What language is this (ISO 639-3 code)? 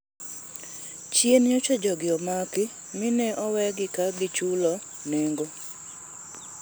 luo